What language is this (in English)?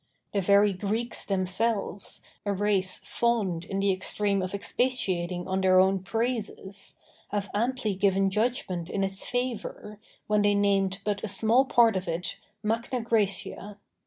English